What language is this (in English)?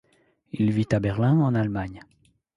French